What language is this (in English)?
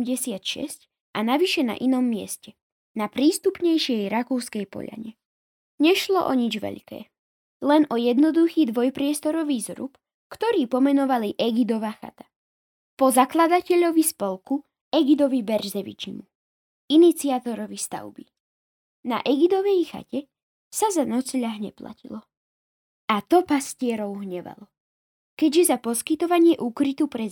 Slovak